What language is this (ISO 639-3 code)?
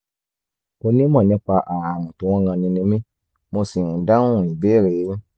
yor